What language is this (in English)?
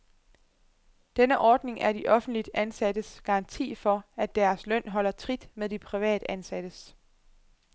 Danish